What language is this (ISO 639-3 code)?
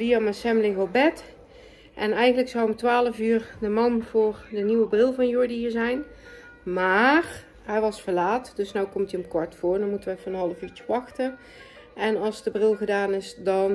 nld